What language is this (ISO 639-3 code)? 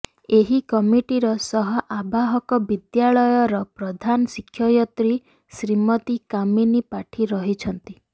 ori